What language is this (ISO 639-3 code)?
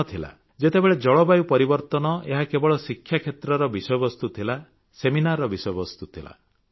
ori